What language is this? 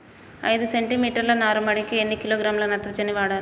Telugu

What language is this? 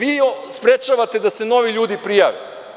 Serbian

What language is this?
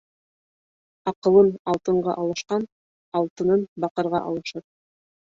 Bashkir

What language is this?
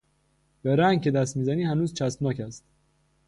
Persian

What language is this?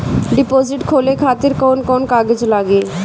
Bhojpuri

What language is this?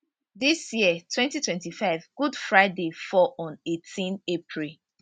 Nigerian Pidgin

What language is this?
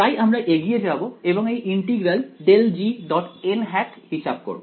Bangla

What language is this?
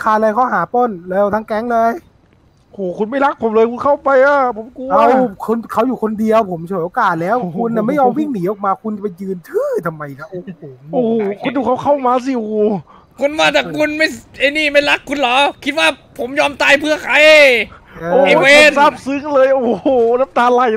Thai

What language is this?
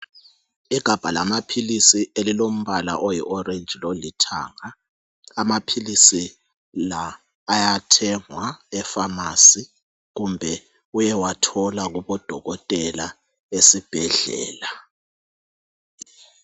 North Ndebele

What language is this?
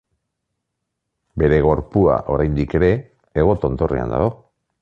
Basque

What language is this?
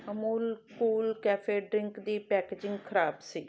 Punjabi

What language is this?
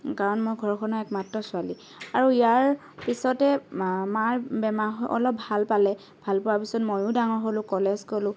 Assamese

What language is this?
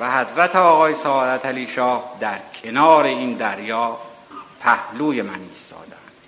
Persian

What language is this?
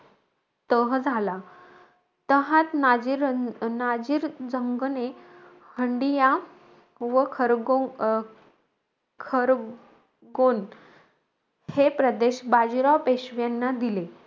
Marathi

